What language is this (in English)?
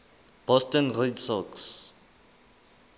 Southern Sotho